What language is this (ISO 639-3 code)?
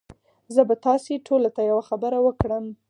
pus